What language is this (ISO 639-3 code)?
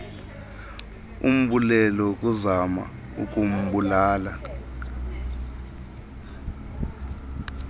xho